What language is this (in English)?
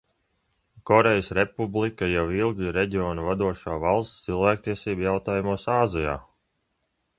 Latvian